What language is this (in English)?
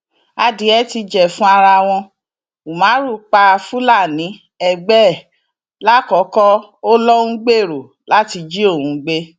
Yoruba